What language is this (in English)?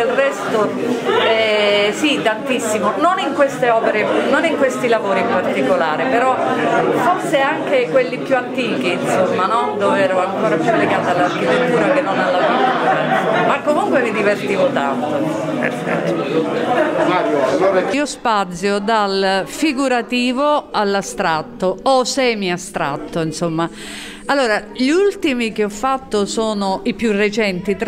Italian